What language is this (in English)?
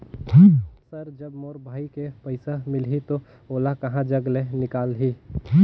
Chhattisgarhi